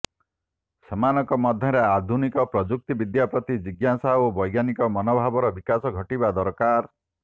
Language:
Odia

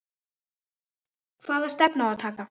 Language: Icelandic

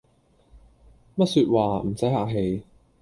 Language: Cantonese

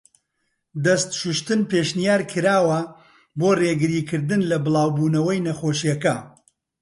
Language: Central Kurdish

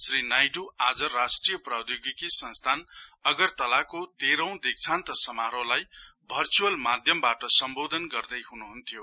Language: Nepali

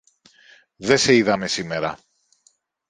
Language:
Greek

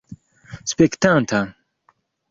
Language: Esperanto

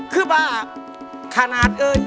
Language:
Thai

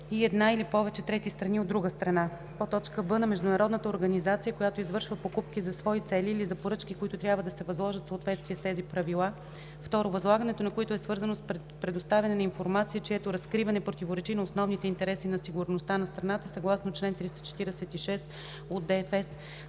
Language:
Bulgarian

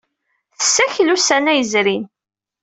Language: Kabyle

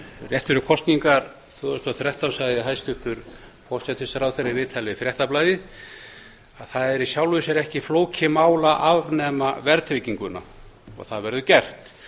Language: Icelandic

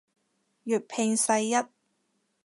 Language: Cantonese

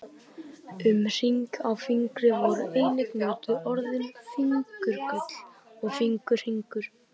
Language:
Icelandic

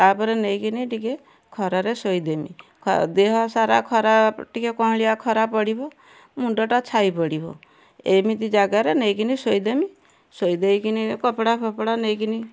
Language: Odia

